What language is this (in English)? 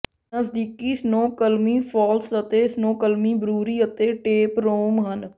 Punjabi